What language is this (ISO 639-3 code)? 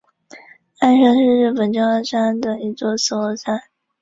zho